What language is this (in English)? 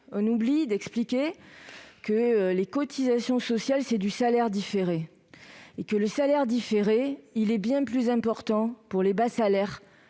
French